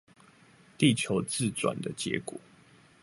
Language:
Chinese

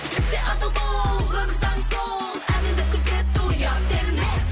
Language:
Kazakh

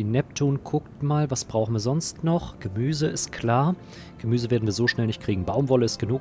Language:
German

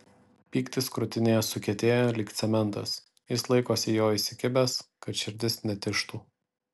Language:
Lithuanian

